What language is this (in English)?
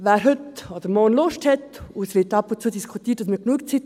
Swiss German